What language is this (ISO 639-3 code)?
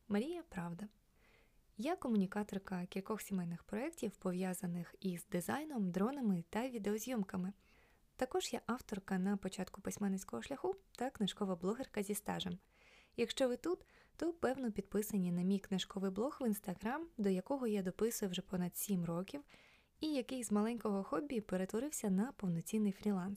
ukr